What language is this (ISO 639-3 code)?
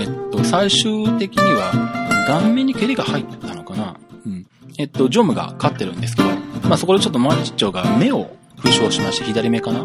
jpn